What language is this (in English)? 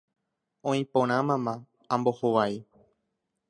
Guarani